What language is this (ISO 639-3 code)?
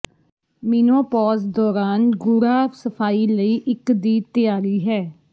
pan